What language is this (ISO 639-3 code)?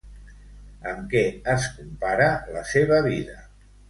cat